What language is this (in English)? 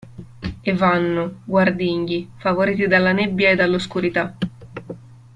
Italian